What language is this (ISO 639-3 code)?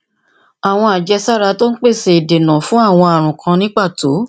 yor